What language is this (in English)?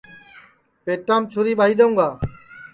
Sansi